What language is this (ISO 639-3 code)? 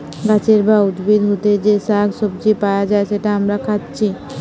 ben